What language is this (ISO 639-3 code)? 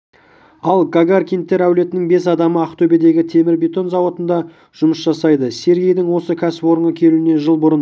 kaz